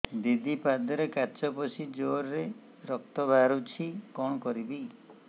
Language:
Odia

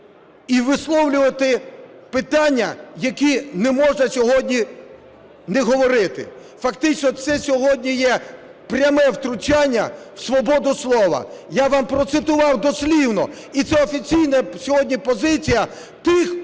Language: Ukrainian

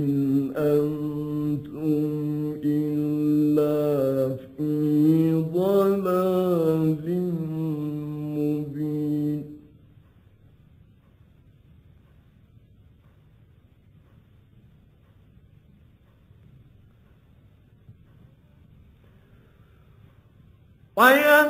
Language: Arabic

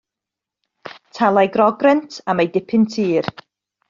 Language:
Welsh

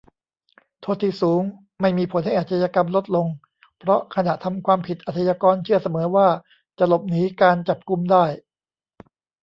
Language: Thai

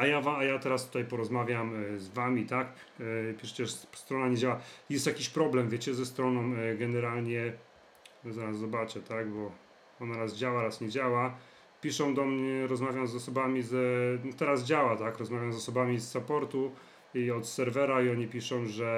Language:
Polish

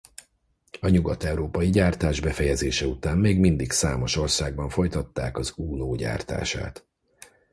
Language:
Hungarian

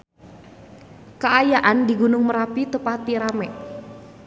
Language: Sundanese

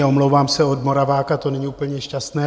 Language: Czech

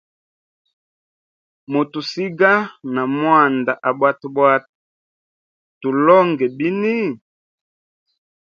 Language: Hemba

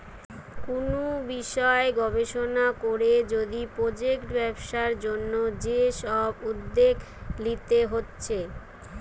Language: Bangla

